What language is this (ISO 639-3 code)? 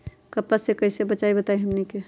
mag